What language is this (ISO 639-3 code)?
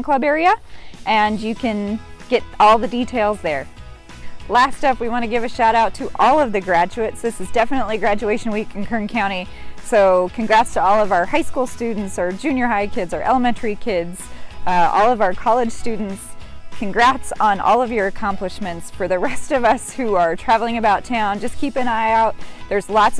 eng